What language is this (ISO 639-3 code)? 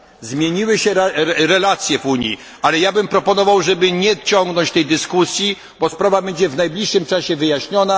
pol